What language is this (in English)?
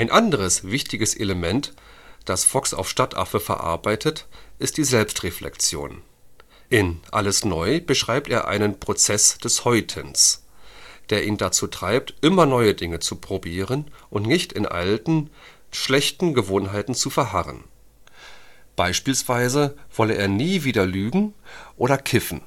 German